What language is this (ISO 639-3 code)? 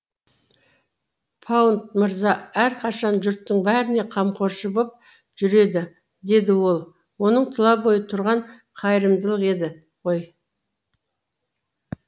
kaz